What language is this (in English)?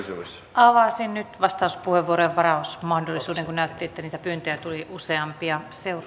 Finnish